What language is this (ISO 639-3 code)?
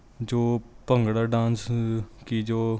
pan